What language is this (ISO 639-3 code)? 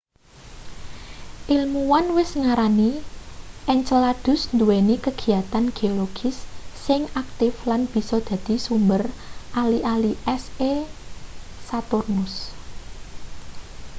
jav